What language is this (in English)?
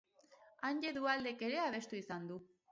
Basque